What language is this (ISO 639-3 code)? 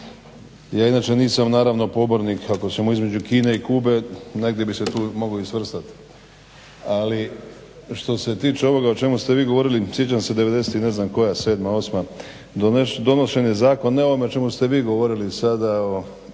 hrv